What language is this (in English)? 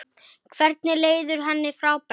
Icelandic